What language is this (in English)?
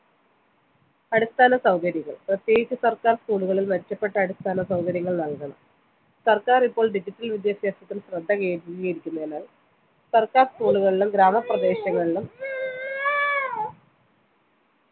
Malayalam